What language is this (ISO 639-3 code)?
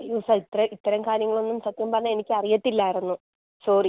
mal